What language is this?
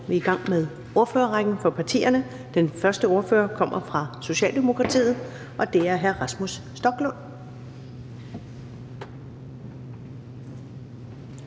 Danish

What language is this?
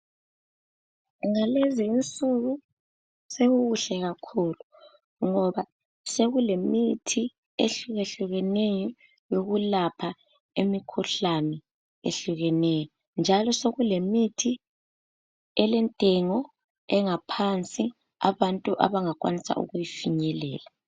North Ndebele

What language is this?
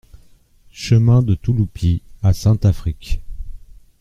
French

